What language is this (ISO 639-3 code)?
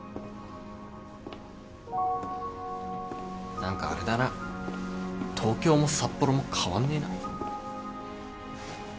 jpn